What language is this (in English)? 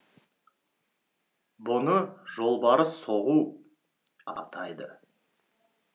Kazakh